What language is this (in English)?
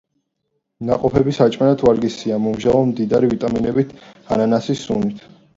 Georgian